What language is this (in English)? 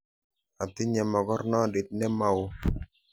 Kalenjin